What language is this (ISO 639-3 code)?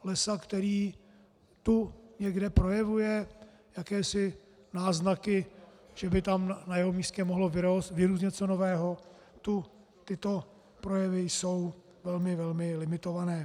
ces